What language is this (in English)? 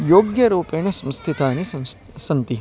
Sanskrit